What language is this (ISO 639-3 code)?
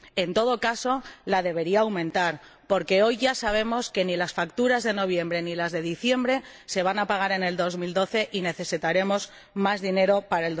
spa